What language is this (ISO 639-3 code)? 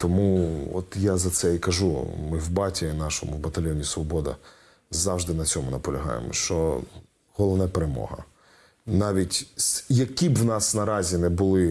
ukr